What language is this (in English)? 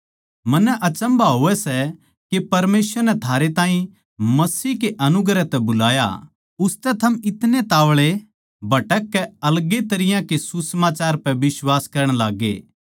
Haryanvi